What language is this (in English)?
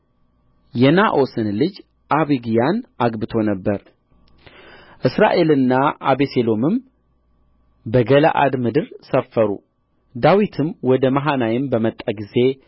Amharic